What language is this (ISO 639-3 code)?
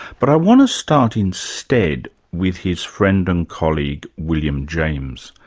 eng